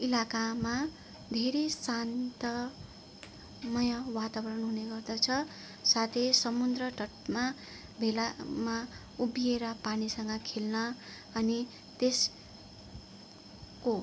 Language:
Nepali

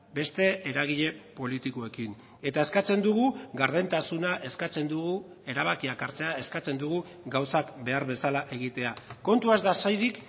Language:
Basque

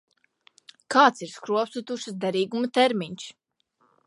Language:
Latvian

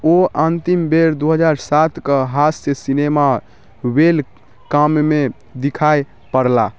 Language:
Maithili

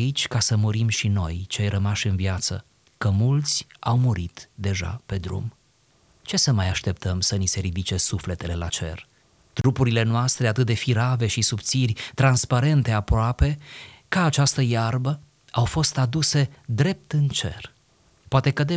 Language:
Romanian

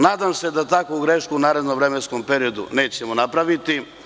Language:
Serbian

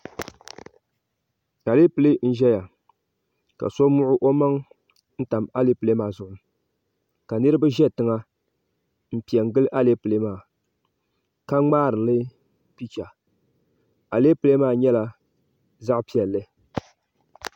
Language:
Dagbani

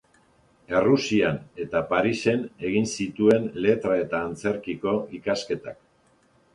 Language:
Basque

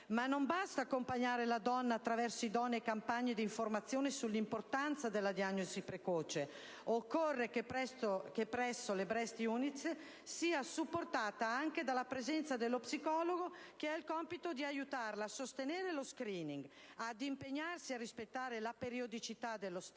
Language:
Italian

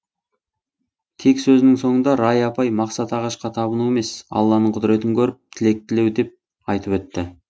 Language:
Kazakh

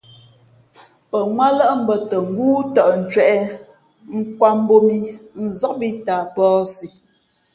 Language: Fe'fe'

